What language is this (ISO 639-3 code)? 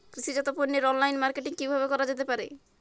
ben